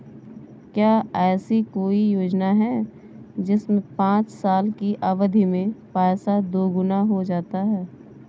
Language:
Hindi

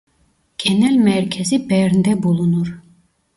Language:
Turkish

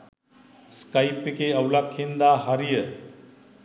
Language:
Sinhala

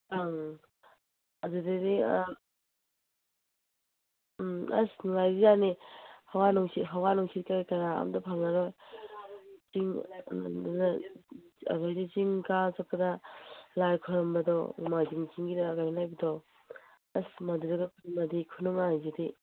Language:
Manipuri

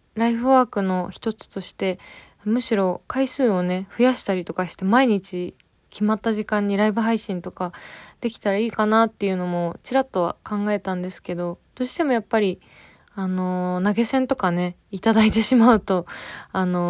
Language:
Japanese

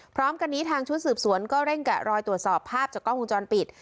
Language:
Thai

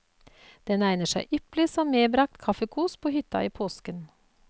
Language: Norwegian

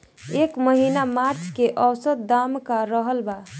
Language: Bhojpuri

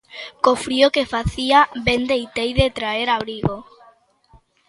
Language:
Galician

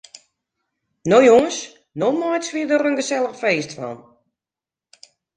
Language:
Western Frisian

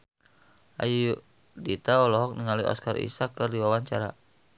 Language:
Sundanese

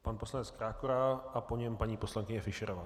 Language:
Czech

